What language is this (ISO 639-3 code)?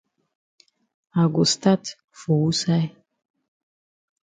wes